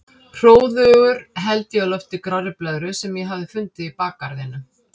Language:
Icelandic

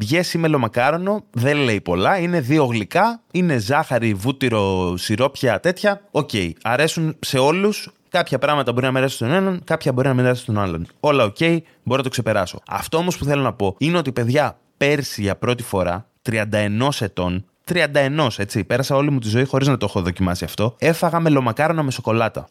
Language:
Greek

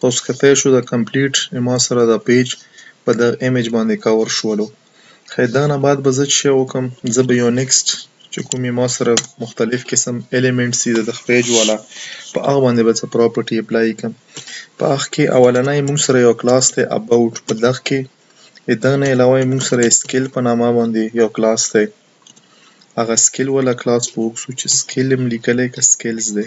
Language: Romanian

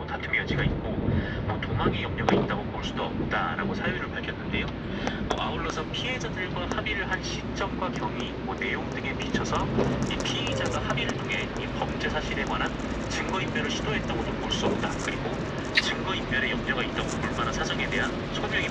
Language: Korean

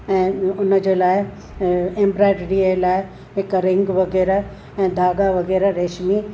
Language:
Sindhi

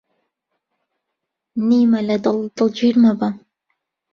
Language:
Central Kurdish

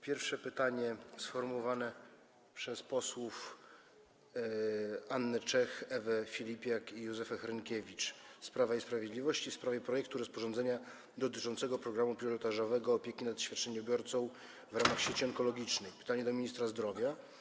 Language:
Polish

